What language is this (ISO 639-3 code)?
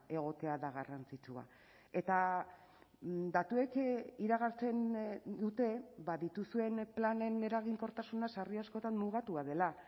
eus